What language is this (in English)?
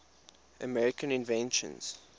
English